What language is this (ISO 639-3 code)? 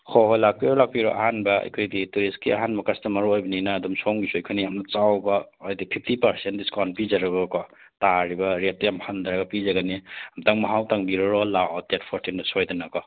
mni